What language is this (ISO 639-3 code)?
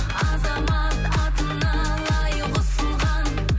kaz